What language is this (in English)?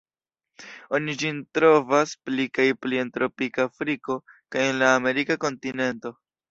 Esperanto